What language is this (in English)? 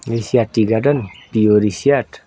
Nepali